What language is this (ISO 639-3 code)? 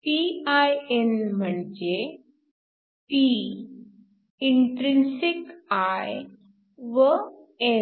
mar